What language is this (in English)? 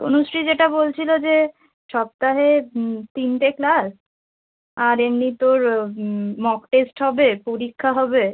Bangla